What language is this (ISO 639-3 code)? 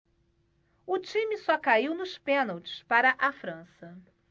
por